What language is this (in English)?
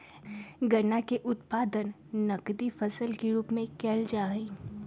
Magahi